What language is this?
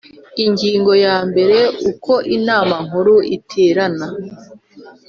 Kinyarwanda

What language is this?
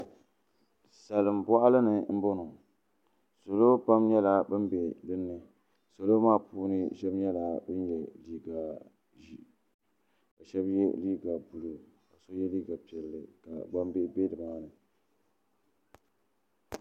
Dagbani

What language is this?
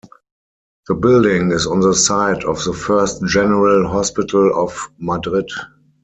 English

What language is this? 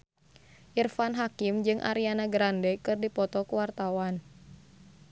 Sundanese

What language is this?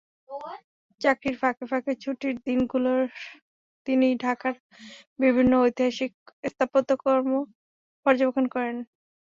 Bangla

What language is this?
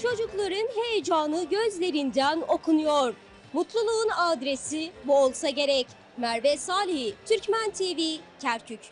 Turkish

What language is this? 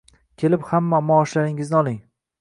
Uzbek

